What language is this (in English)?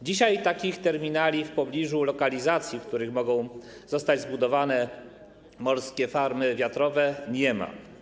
Polish